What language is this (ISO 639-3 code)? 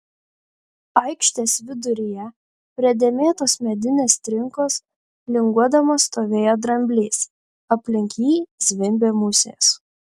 lit